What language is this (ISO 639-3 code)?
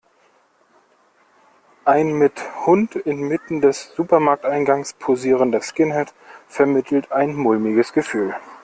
deu